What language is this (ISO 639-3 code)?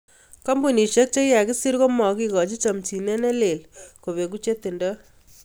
kln